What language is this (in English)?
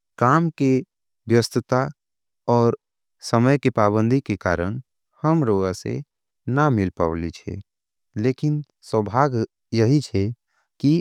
Angika